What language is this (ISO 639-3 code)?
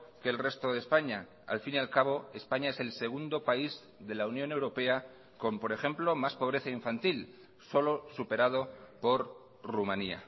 spa